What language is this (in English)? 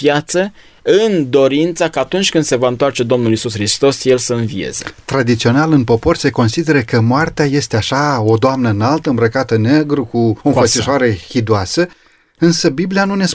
Romanian